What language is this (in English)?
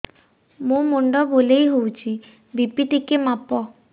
Odia